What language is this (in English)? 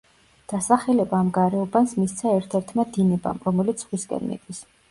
Georgian